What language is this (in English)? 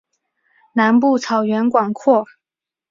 Chinese